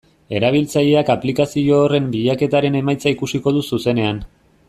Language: Basque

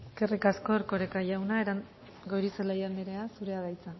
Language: Basque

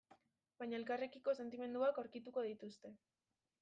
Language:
Basque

